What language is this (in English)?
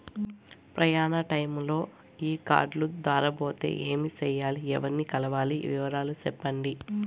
Telugu